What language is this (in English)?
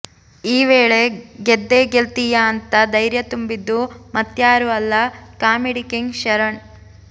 Kannada